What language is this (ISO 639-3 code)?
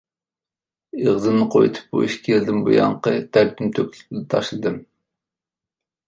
uig